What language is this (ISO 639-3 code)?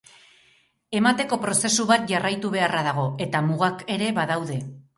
eus